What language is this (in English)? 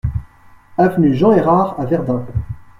French